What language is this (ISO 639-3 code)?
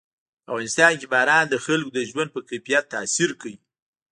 pus